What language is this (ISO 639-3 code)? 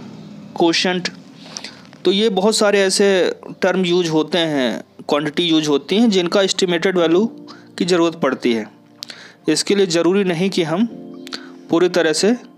hin